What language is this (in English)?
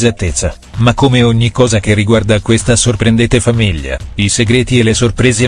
Italian